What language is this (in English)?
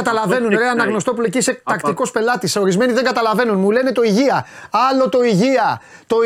Greek